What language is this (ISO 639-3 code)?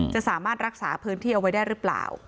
tha